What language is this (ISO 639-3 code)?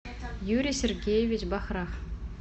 rus